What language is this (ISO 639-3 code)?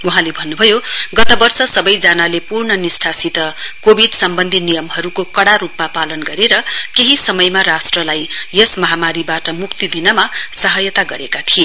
nep